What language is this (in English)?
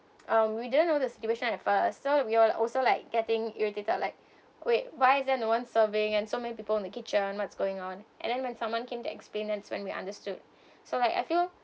English